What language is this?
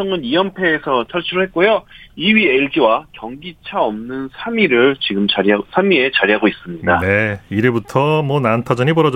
Korean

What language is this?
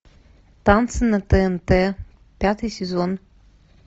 Russian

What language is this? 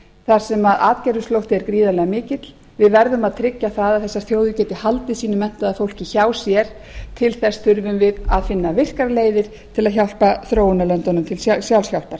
Icelandic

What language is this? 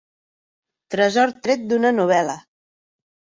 Catalan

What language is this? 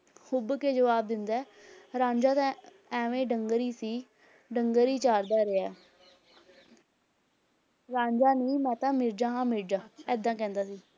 Punjabi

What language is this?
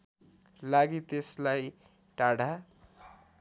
Nepali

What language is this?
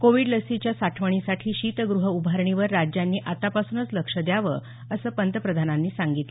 Marathi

